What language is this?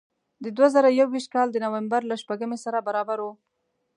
Pashto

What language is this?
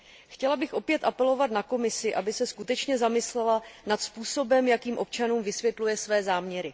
Czech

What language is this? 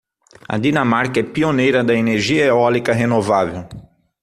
Portuguese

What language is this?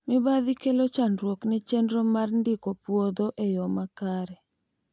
Luo (Kenya and Tanzania)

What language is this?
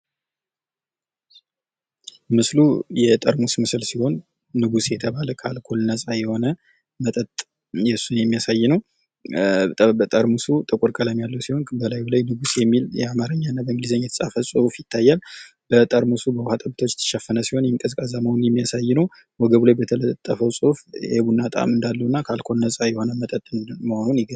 Amharic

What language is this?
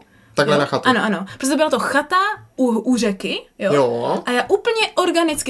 Czech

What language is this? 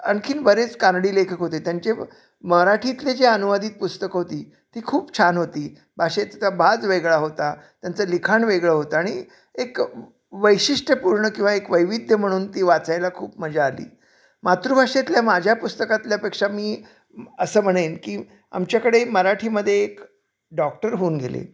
Marathi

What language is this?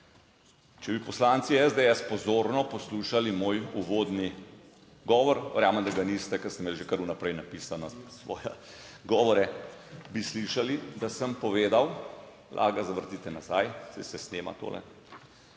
Slovenian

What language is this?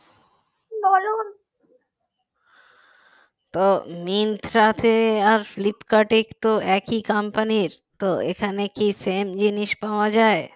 Bangla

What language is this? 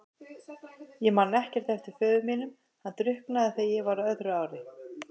Icelandic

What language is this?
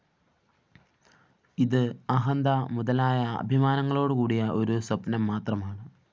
Malayalam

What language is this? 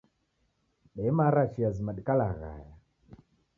Taita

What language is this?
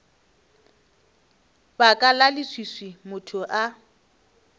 Northern Sotho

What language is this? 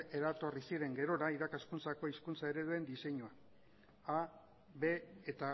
Basque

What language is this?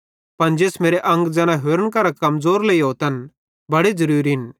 Bhadrawahi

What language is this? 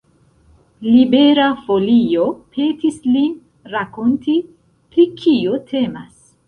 Esperanto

